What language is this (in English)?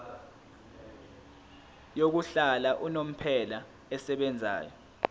Zulu